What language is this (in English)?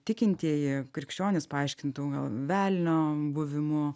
Lithuanian